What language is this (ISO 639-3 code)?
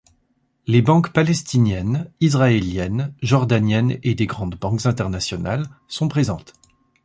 fra